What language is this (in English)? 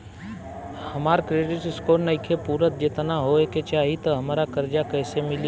Bhojpuri